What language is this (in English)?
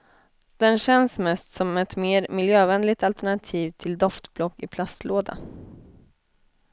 Swedish